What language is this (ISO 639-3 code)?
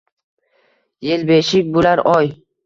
uzb